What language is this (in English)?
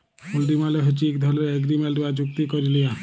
Bangla